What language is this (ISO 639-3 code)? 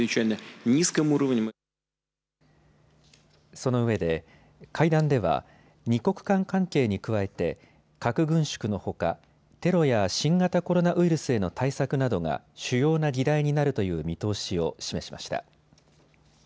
jpn